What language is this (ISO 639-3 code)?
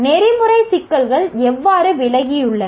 tam